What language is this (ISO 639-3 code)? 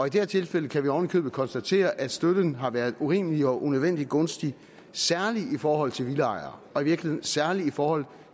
dan